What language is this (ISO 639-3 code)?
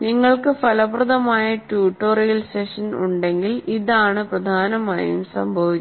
mal